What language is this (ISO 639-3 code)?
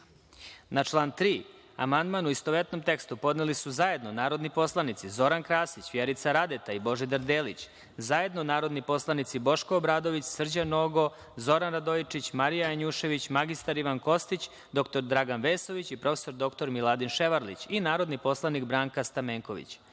srp